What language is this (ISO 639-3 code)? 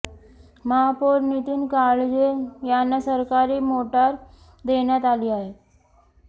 mar